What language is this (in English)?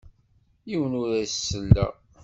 Kabyle